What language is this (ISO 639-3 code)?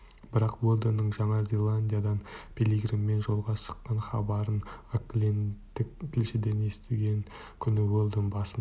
kaz